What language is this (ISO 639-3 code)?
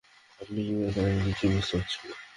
ben